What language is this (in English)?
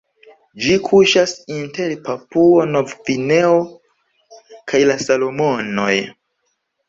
Esperanto